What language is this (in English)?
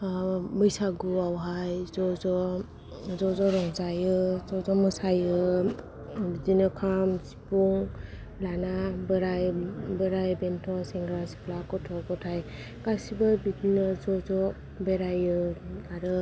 Bodo